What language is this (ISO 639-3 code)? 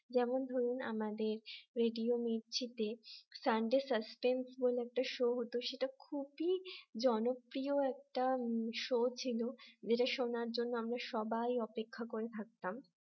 ben